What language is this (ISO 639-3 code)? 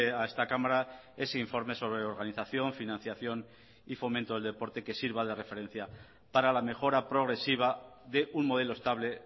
spa